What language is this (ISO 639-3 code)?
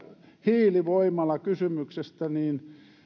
fin